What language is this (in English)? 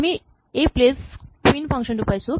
Assamese